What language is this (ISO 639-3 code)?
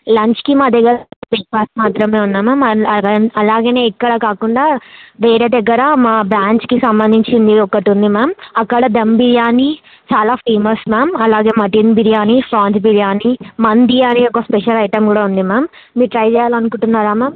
tel